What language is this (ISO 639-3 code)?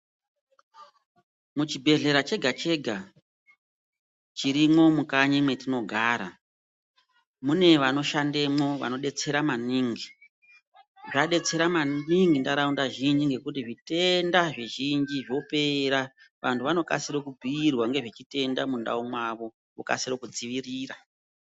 ndc